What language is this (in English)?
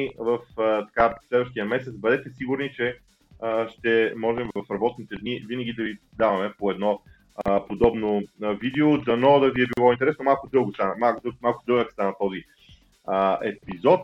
Bulgarian